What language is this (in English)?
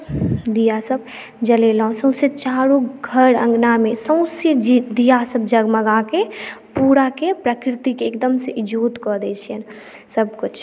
Maithili